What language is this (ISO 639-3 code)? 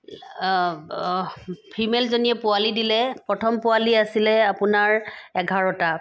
asm